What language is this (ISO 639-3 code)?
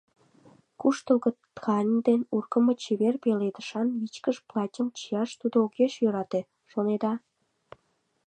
chm